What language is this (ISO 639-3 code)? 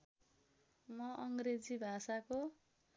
nep